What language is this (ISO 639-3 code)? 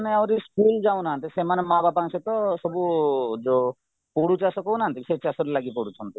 ori